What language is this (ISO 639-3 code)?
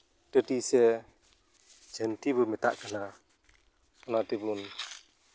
sat